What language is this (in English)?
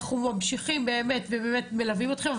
Hebrew